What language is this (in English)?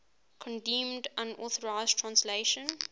English